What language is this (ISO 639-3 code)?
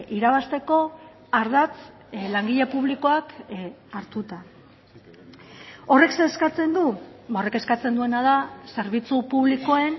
eus